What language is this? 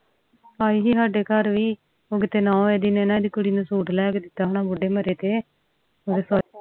Punjabi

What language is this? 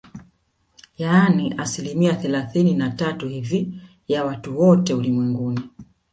Swahili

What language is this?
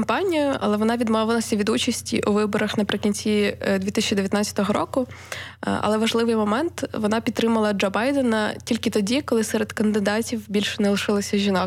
Ukrainian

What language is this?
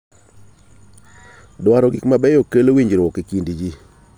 Luo (Kenya and Tanzania)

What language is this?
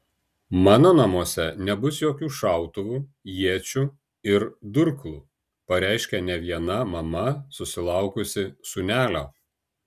Lithuanian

